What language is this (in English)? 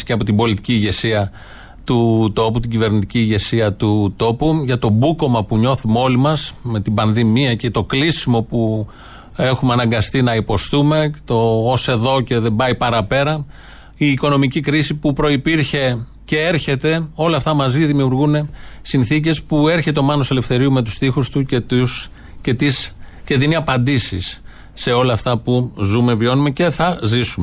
Greek